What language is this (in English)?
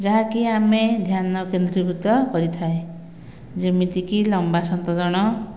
Odia